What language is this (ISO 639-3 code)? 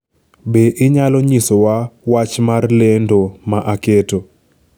luo